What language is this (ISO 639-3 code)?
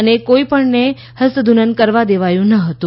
guj